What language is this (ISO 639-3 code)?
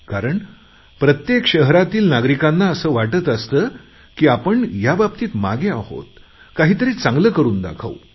mar